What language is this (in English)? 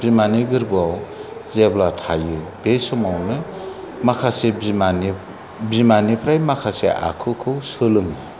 Bodo